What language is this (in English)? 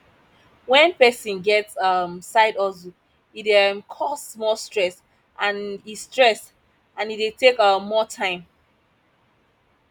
Nigerian Pidgin